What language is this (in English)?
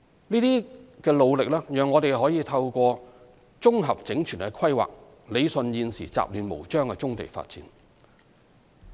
Cantonese